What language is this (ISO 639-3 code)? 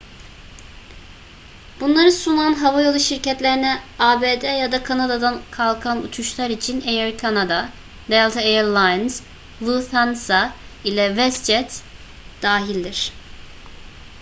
tur